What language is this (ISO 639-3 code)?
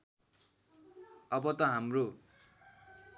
nep